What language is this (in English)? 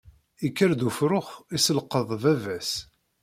Kabyle